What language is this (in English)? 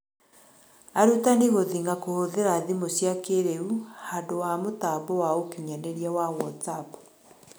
Kikuyu